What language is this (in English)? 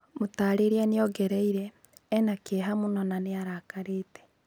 Kikuyu